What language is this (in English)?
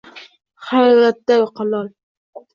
Uzbek